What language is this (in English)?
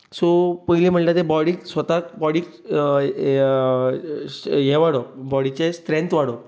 Konkani